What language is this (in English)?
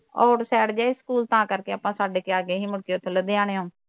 Punjabi